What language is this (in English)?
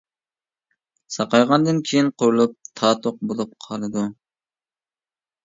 Uyghur